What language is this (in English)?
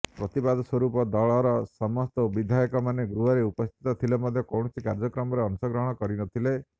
Odia